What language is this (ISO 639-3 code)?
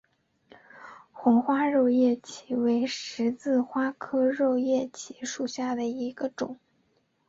zho